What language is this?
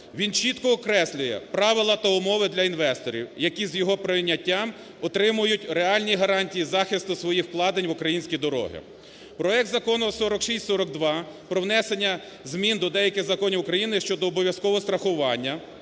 Ukrainian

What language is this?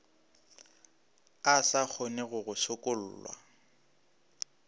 Northern Sotho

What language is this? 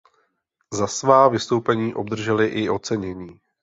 Czech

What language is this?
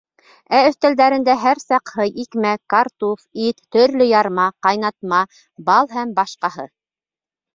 Bashkir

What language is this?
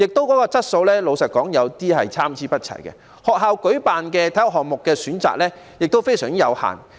Cantonese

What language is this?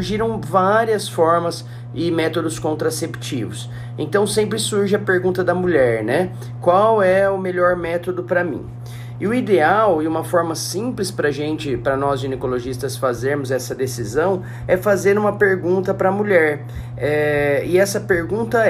Portuguese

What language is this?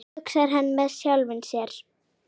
Icelandic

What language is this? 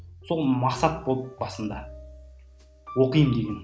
Kazakh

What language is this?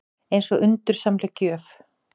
Icelandic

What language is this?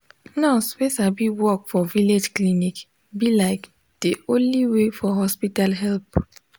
Nigerian Pidgin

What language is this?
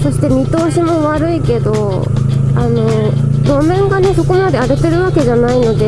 Japanese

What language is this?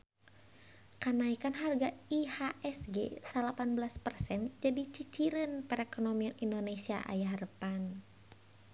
Sundanese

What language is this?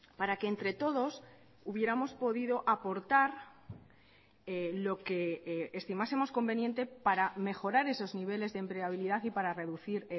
Spanish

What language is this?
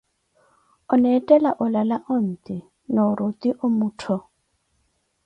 Koti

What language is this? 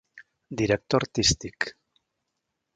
Catalan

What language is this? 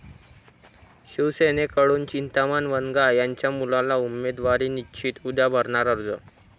Marathi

